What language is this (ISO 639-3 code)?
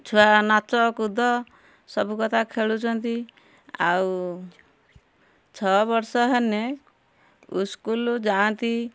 ori